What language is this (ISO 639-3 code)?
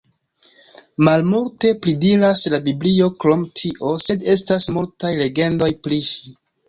epo